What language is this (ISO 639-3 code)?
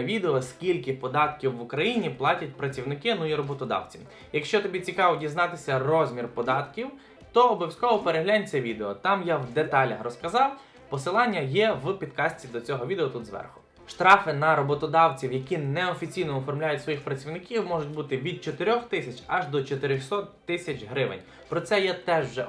ukr